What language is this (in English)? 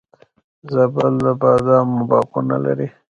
Pashto